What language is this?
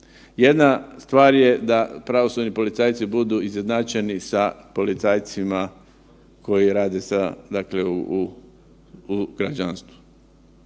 Croatian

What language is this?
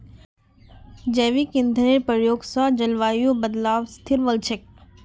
Magahi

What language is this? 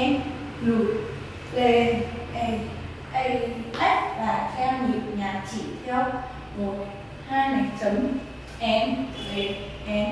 Vietnamese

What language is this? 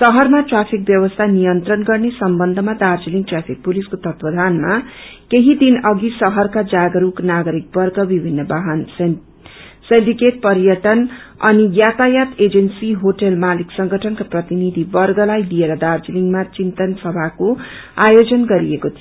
Nepali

